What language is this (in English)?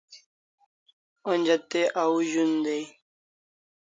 Kalasha